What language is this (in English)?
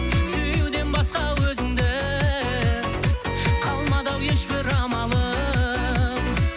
Kazakh